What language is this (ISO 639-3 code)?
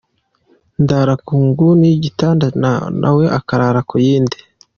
kin